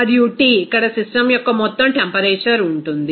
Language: Telugu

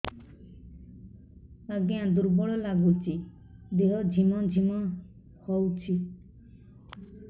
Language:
Odia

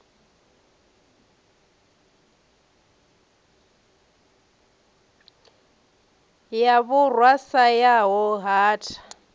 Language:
Venda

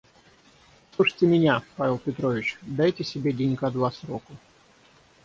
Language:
Russian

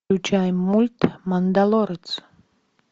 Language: Russian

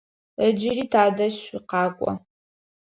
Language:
Adyghe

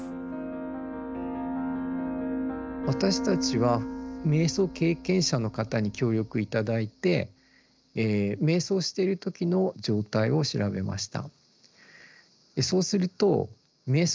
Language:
Japanese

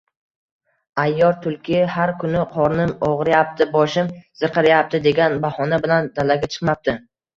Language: Uzbek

